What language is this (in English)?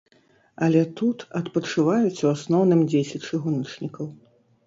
Belarusian